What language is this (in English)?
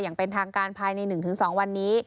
Thai